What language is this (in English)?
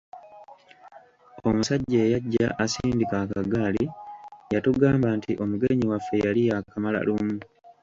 Ganda